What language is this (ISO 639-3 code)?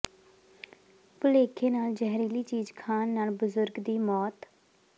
pan